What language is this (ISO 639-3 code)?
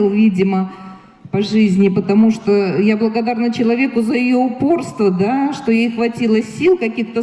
rus